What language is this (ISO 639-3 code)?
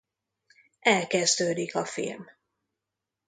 hun